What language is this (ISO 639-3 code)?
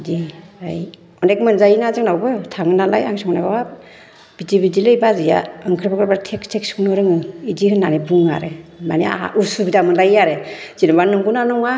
brx